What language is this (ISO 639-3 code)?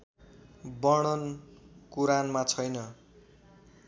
nep